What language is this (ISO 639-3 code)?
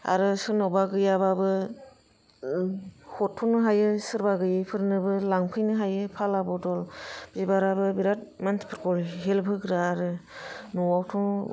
brx